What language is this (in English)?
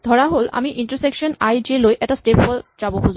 Assamese